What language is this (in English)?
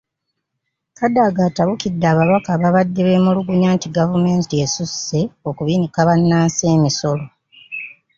Ganda